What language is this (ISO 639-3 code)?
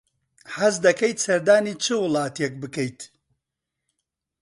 ckb